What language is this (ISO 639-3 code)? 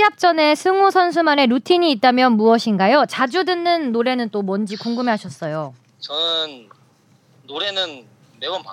kor